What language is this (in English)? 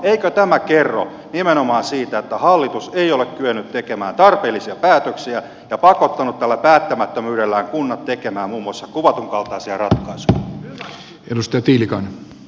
Finnish